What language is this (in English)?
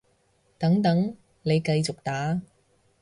Cantonese